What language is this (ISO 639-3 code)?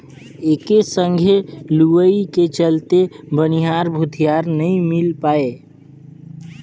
hne